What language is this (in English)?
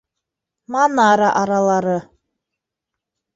Bashkir